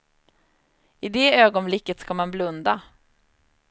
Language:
Swedish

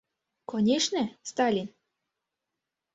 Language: Mari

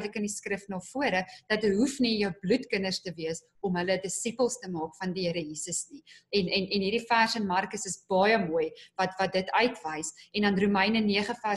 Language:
Dutch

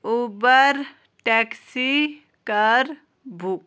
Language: Kashmiri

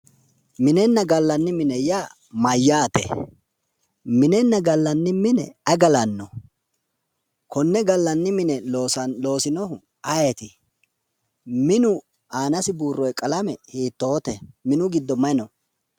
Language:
Sidamo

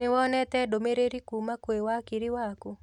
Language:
Kikuyu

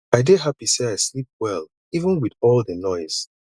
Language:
Nigerian Pidgin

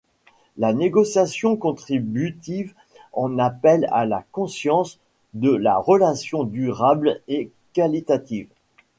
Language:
French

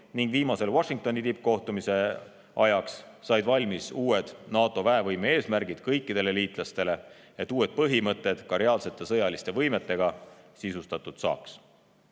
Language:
Estonian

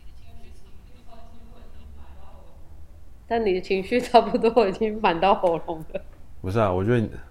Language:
Chinese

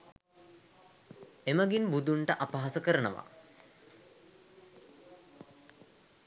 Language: Sinhala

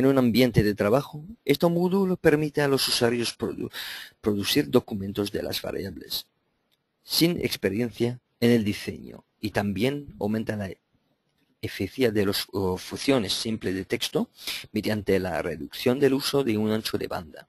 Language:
Spanish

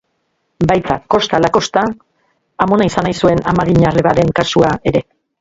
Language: Basque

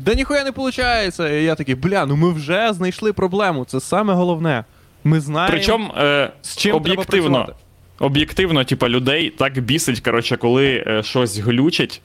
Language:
Ukrainian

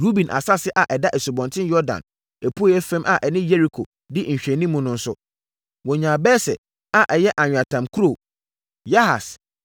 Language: Akan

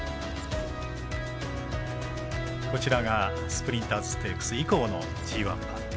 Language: Japanese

